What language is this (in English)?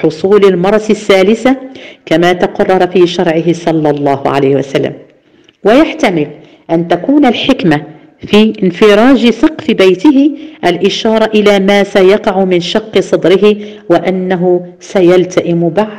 Arabic